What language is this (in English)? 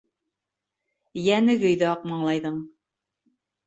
Bashkir